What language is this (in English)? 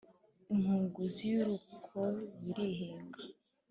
Kinyarwanda